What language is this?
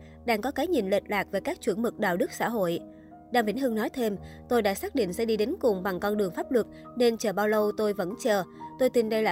Vietnamese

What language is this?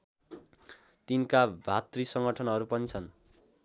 Nepali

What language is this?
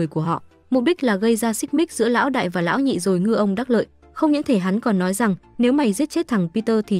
Vietnamese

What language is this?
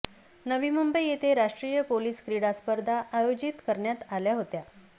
Marathi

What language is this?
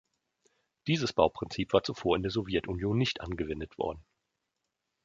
German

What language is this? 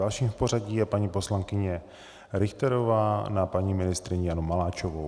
Czech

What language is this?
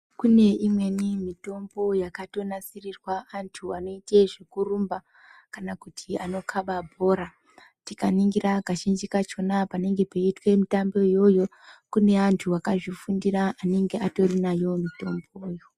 Ndau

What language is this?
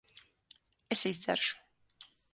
Latvian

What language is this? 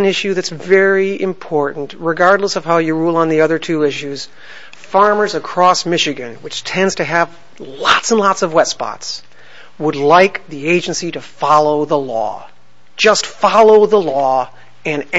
English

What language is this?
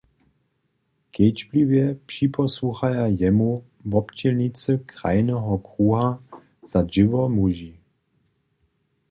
Upper Sorbian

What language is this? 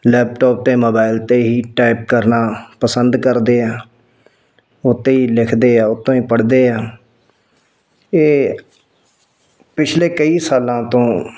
Punjabi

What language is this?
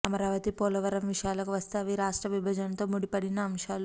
Telugu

